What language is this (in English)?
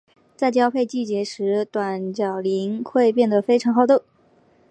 Chinese